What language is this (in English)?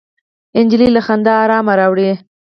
Pashto